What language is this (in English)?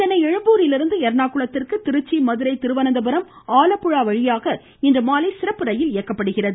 Tamil